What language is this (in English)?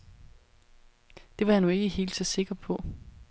Danish